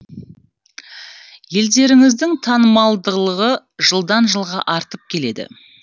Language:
Kazakh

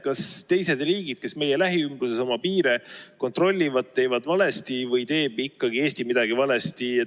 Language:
Estonian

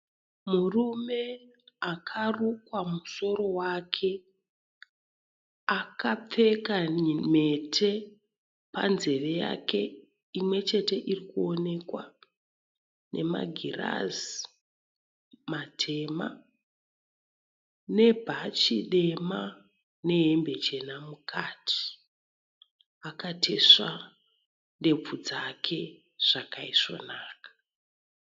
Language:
Shona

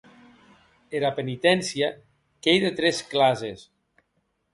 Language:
Occitan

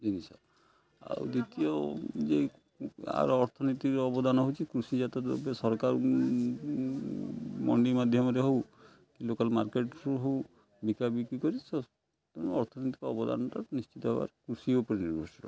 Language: Odia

